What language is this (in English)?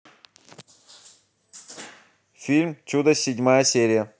Russian